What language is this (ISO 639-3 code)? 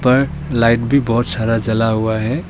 hin